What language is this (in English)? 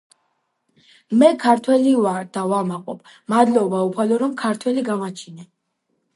Georgian